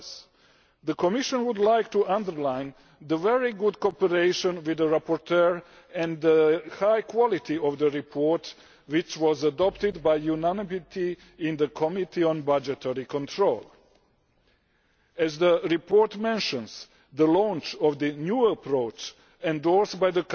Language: English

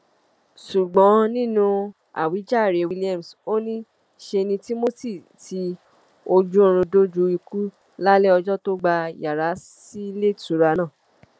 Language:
Yoruba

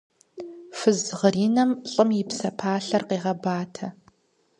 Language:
Kabardian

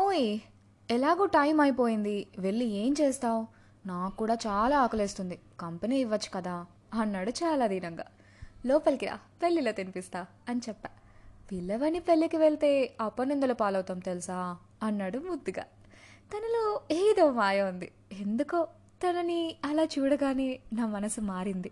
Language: Telugu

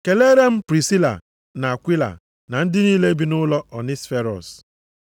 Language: Igbo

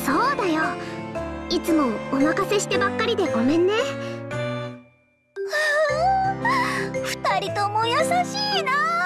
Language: Japanese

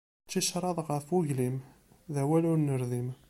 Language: Kabyle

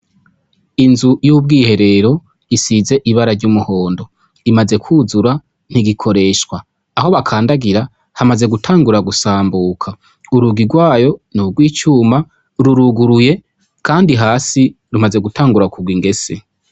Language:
Rundi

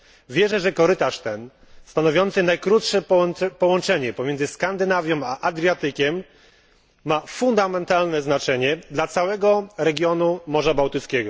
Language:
Polish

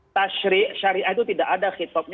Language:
Indonesian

